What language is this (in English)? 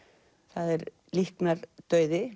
Icelandic